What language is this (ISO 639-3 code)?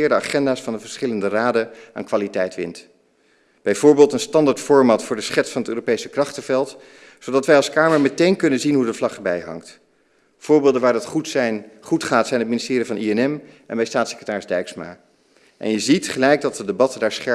nld